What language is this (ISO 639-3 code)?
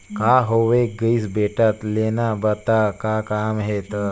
hne